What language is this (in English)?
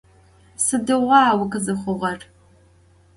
Adyghe